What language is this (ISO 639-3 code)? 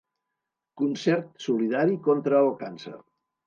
cat